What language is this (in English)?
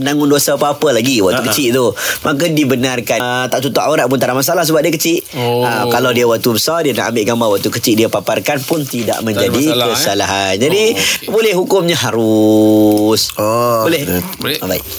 Malay